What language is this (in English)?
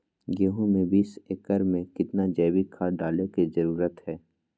Magahi